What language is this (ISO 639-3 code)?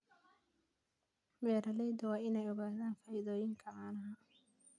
som